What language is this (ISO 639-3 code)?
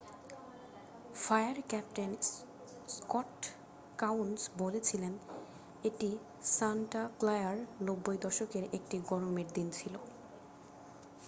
ben